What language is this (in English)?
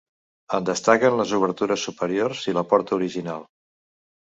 Catalan